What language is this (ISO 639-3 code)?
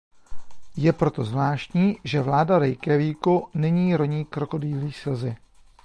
ces